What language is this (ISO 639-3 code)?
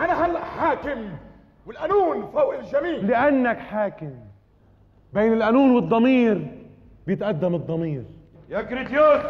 ara